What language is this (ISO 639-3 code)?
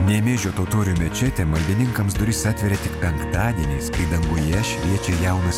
lit